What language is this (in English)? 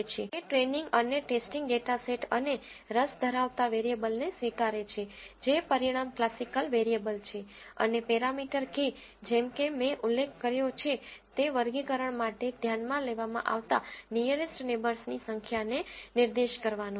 Gujarati